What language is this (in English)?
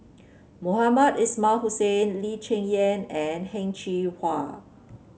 English